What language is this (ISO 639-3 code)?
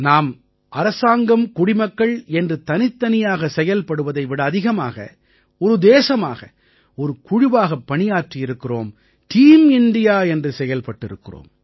tam